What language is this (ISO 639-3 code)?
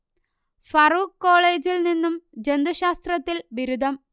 mal